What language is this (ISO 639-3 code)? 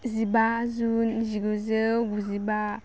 brx